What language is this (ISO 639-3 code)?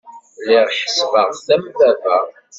kab